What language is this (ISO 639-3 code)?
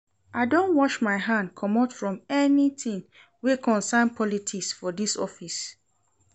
pcm